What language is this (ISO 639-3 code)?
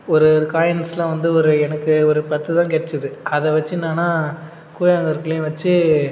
tam